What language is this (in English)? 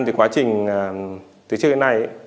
Vietnamese